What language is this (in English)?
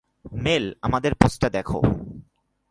Bangla